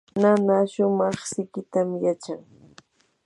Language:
Yanahuanca Pasco Quechua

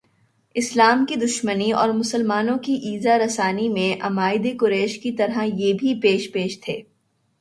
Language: Urdu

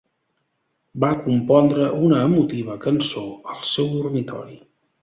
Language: Catalan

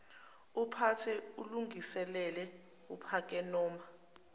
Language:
Zulu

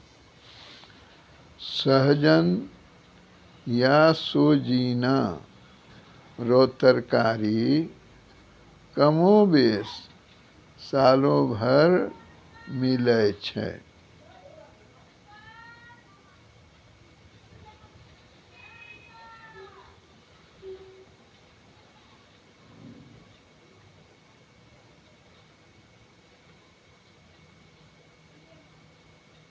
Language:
Maithili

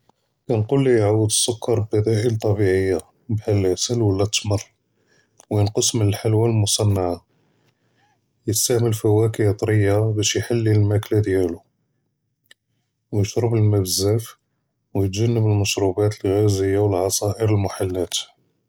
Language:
Judeo-Arabic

